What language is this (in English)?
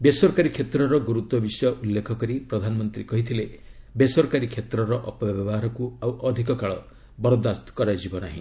Odia